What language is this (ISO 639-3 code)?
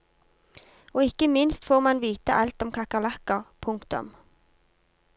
nor